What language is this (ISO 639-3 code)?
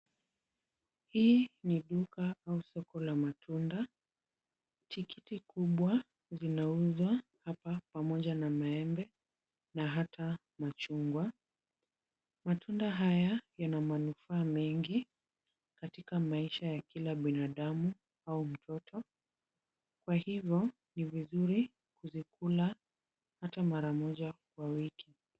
swa